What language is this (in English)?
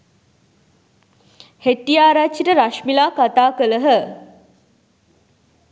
Sinhala